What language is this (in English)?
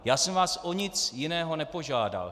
Czech